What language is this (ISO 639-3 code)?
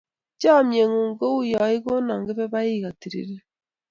kln